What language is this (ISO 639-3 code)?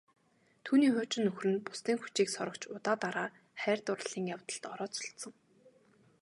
mon